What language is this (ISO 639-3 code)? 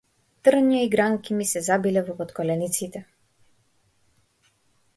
mkd